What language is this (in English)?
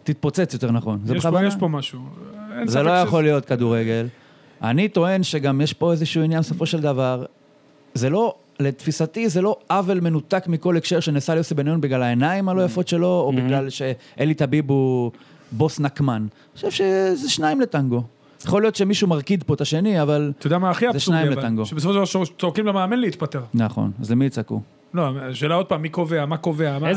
Hebrew